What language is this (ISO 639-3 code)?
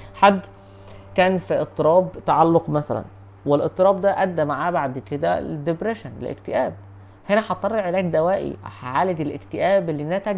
ara